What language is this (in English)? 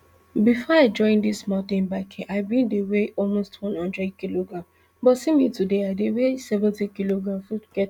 Nigerian Pidgin